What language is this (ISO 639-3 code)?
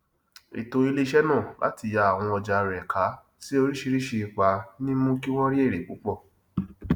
yor